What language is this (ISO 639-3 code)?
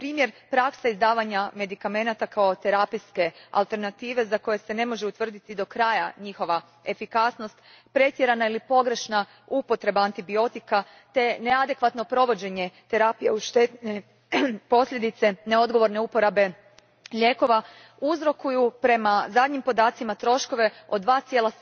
hrv